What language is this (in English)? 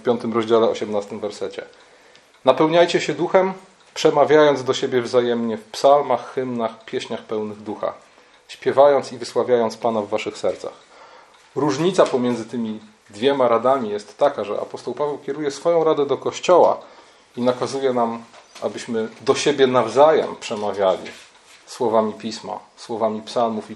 Polish